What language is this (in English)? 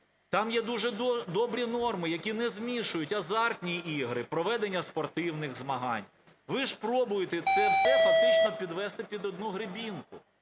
Ukrainian